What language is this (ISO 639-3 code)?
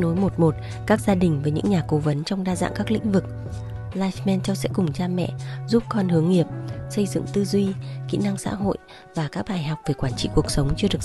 vie